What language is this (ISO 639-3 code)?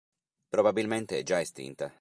ita